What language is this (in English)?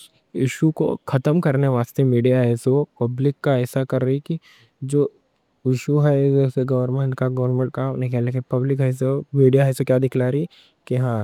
Deccan